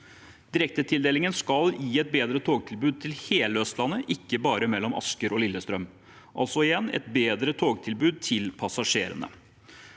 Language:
Norwegian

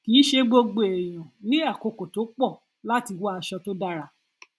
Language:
Yoruba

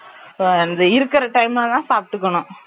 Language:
Tamil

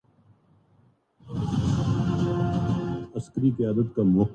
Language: Urdu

